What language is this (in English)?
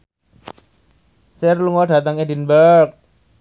Javanese